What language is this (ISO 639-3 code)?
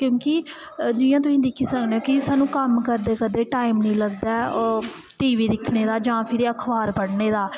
doi